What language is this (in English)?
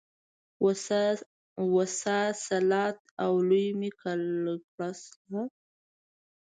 Pashto